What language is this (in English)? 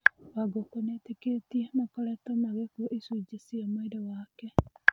Kikuyu